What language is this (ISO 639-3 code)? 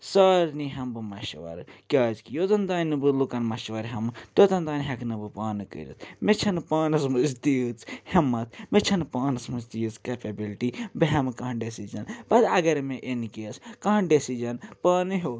kas